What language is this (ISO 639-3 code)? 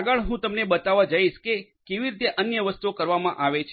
guj